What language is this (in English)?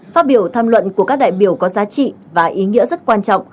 Vietnamese